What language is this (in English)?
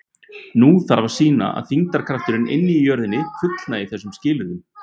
Icelandic